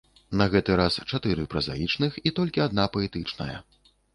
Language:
Belarusian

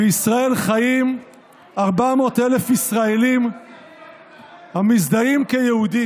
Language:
Hebrew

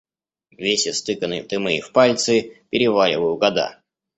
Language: Russian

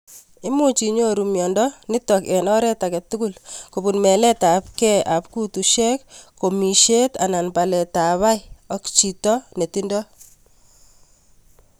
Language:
Kalenjin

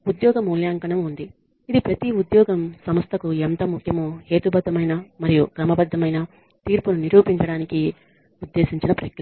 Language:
Telugu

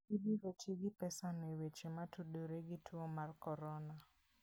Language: Luo (Kenya and Tanzania)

